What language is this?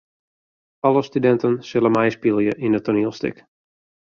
Western Frisian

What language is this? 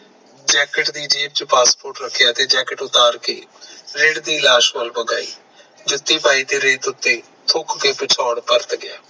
Punjabi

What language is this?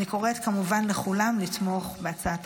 Hebrew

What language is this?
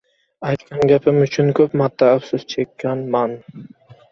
Uzbek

